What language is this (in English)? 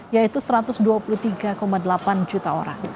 Indonesian